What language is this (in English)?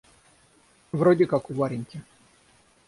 Russian